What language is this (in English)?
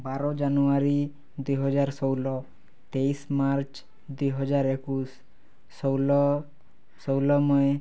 Odia